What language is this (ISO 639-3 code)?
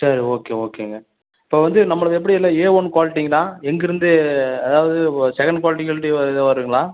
tam